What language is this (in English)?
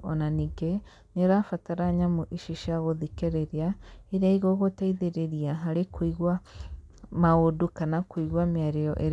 Kikuyu